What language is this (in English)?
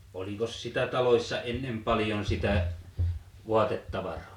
Finnish